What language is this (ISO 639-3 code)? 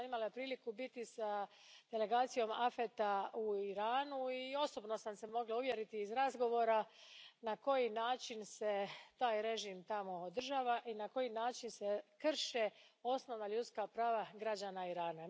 hrv